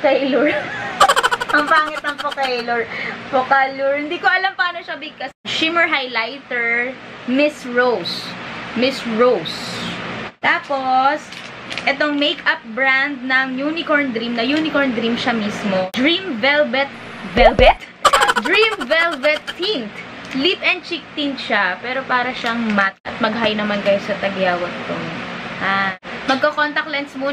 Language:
Filipino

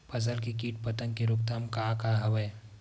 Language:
Chhattisgarhi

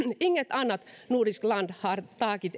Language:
Finnish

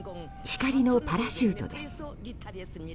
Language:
Japanese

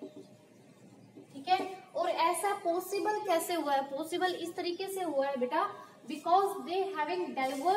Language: Hindi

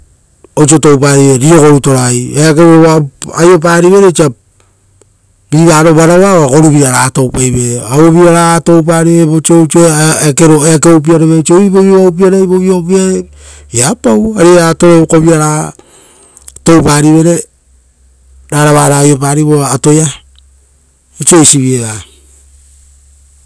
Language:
Rotokas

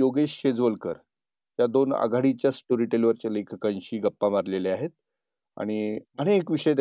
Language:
Marathi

